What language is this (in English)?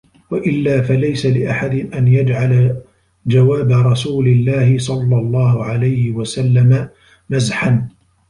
Arabic